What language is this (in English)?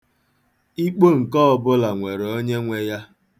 Igbo